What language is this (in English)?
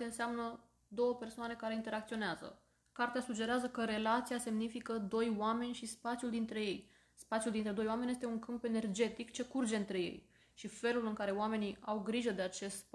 Romanian